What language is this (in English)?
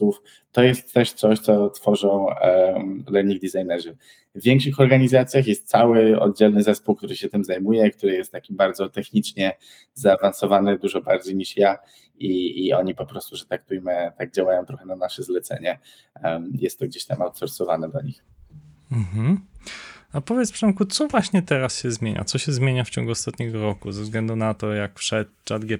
Polish